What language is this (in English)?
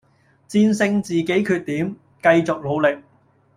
Cantonese